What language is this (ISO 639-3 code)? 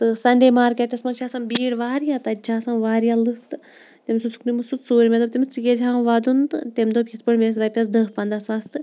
kas